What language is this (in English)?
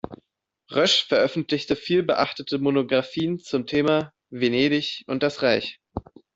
German